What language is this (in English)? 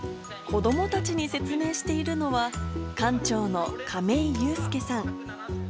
Japanese